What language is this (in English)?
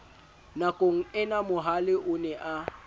Southern Sotho